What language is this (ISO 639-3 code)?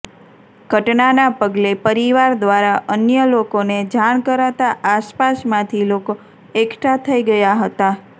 guj